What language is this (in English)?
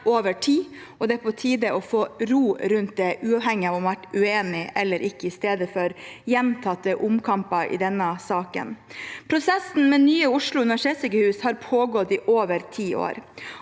Norwegian